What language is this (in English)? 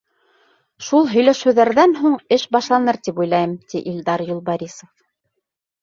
Bashkir